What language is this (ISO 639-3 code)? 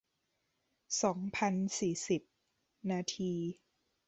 tha